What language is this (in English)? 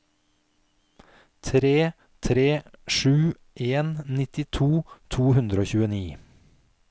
Norwegian